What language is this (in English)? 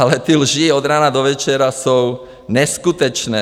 Czech